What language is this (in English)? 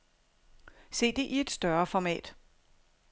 Danish